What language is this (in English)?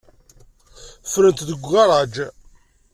Kabyle